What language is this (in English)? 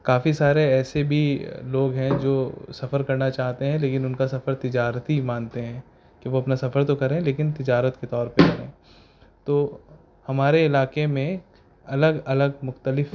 Urdu